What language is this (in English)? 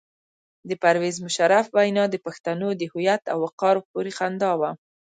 Pashto